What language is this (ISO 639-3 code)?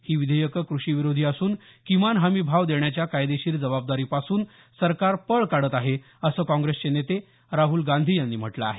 mar